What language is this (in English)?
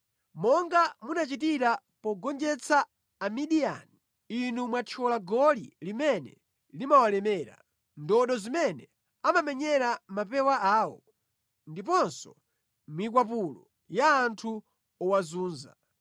Nyanja